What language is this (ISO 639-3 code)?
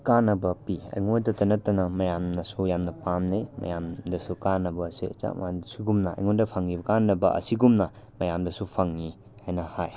mni